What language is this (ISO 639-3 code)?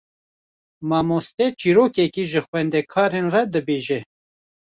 kur